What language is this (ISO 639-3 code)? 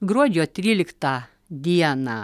lit